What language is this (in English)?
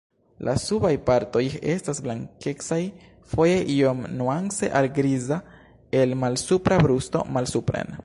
Esperanto